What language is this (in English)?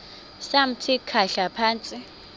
Xhosa